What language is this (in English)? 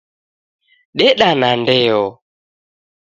Taita